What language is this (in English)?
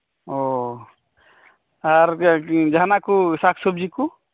Santali